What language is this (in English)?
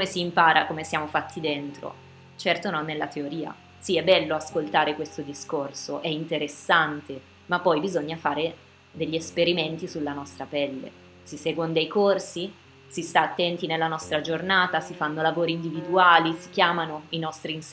Italian